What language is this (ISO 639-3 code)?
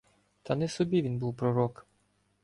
ukr